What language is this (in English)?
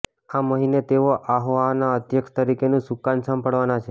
Gujarati